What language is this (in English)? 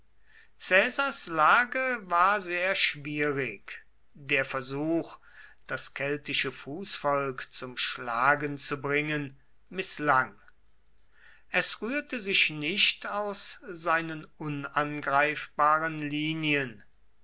German